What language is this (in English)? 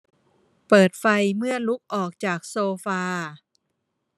Thai